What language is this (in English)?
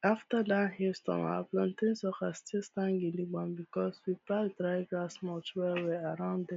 Nigerian Pidgin